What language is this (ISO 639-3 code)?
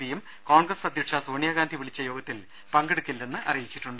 mal